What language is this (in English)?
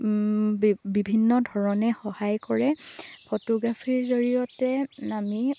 Assamese